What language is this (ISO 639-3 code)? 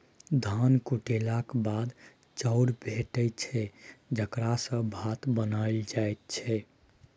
mai